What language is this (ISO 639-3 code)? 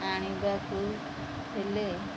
ori